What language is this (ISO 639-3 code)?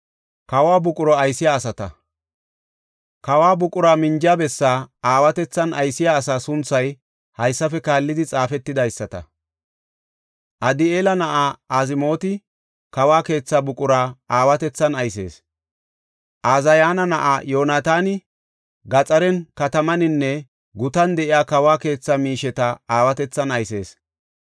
gof